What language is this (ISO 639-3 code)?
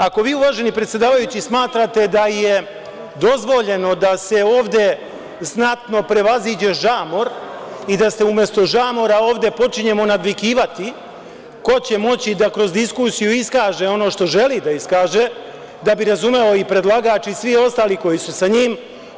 srp